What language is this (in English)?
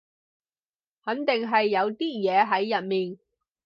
Cantonese